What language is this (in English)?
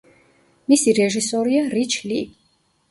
Georgian